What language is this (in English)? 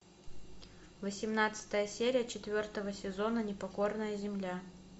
Russian